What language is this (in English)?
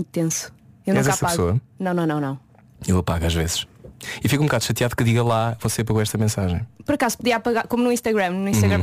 Portuguese